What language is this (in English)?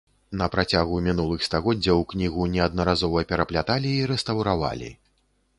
Belarusian